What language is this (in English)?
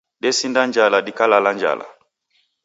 Taita